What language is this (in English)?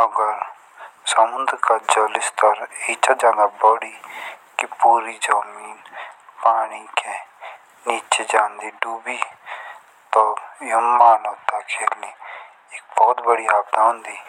Jaunsari